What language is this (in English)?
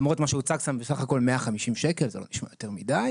Hebrew